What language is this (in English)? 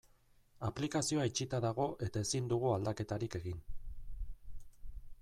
Basque